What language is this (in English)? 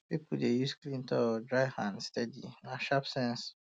Nigerian Pidgin